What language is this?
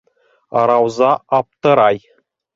Bashkir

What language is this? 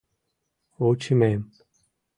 Mari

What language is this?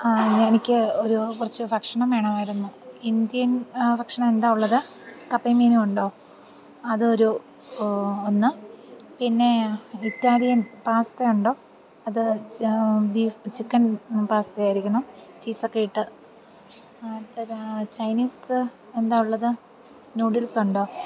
Malayalam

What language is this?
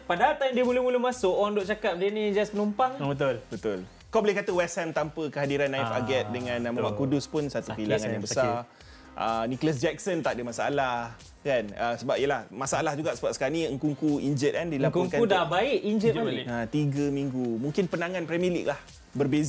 Malay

